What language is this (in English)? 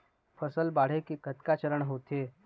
Chhattisgarhi